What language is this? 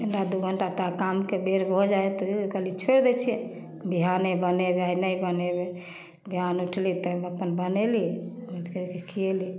Maithili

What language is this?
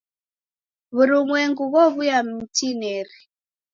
Taita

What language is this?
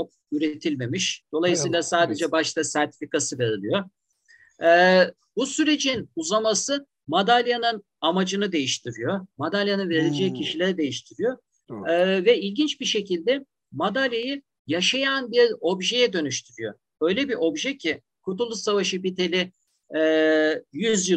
Turkish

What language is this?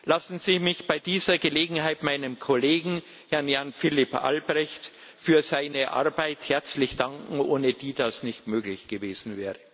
German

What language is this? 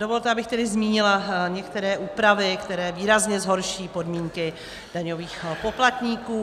Czech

